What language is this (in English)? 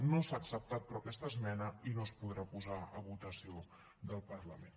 Catalan